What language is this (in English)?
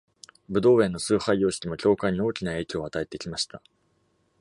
Japanese